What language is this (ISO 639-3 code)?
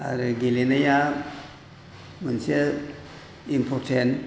brx